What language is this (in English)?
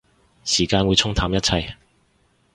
Cantonese